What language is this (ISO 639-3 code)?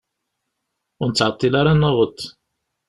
kab